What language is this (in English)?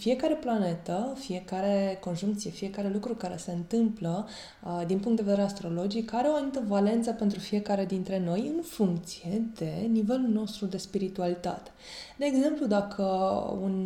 Romanian